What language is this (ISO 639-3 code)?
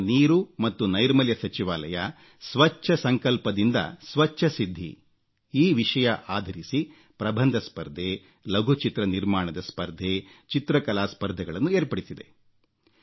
kan